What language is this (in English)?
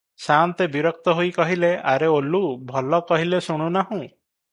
Odia